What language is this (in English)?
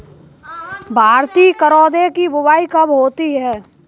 Hindi